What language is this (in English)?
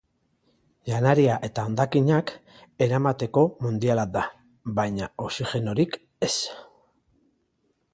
Basque